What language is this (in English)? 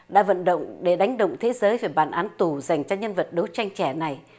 Vietnamese